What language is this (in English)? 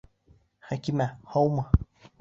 Bashkir